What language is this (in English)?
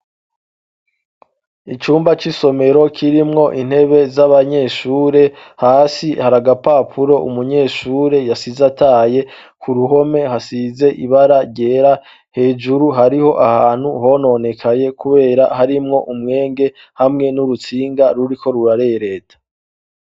Rundi